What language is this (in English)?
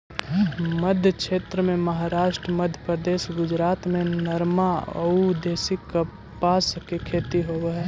Magahi